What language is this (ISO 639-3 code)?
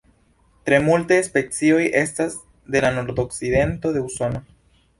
epo